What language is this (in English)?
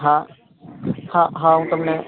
Gujarati